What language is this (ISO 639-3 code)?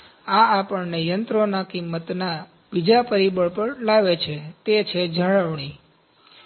guj